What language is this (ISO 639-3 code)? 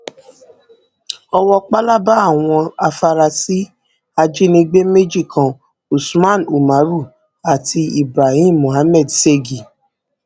yor